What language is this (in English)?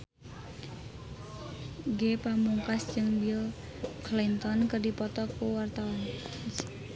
Sundanese